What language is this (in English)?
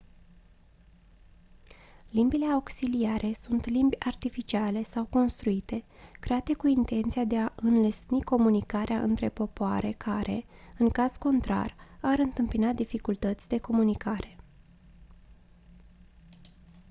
Romanian